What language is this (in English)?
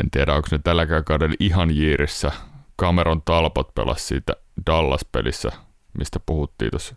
Finnish